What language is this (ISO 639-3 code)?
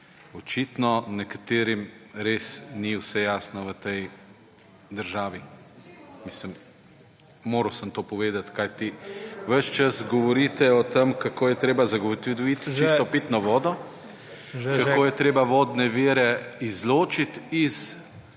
slv